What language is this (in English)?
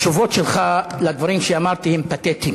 Hebrew